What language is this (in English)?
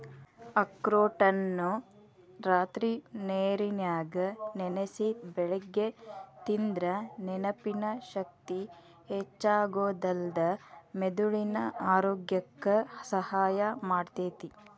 Kannada